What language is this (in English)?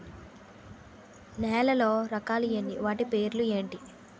Telugu